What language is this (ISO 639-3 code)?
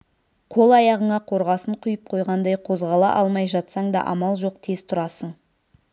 kaz